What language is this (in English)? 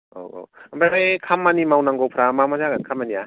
Bodo